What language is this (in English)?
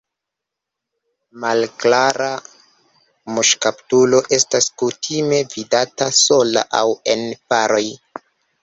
Esperanto